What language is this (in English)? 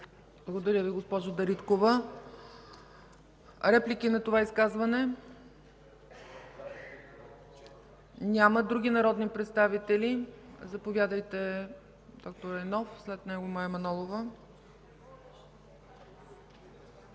Bulgarian